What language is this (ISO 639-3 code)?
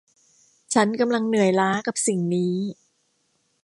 tha